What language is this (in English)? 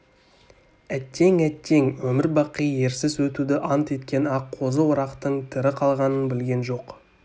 Kazakh